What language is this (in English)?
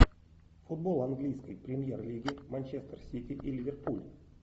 Russian